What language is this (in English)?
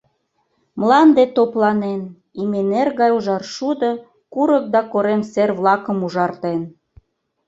Mari